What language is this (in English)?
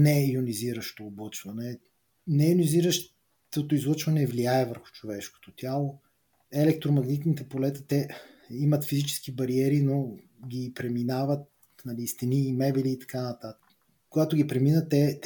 Bulgarian